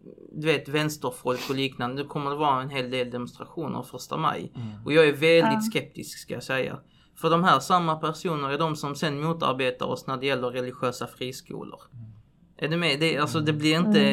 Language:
Swedish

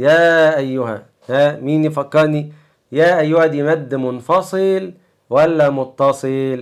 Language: Arabic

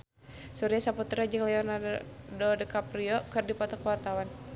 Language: Sundanese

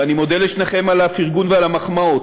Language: Hebrew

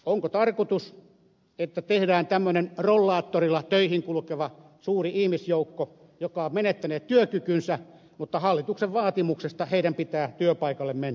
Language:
Finnish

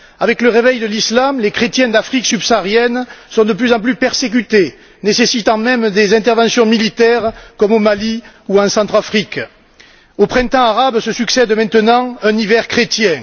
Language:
French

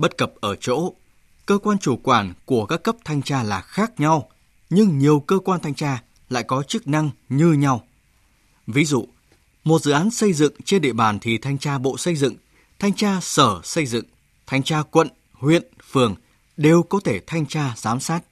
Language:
Vietnamese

